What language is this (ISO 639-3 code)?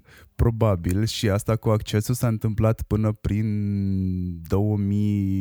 ron